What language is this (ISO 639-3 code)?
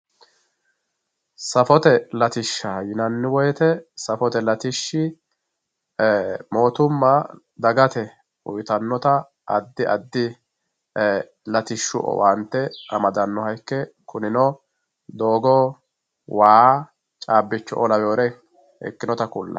sid